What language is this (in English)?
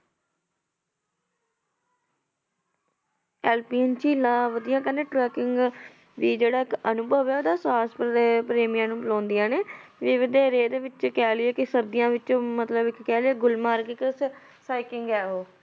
Punjabi